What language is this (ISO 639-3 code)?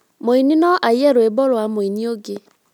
kik